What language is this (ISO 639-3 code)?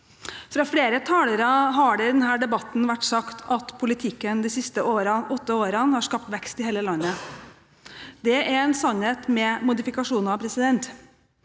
nor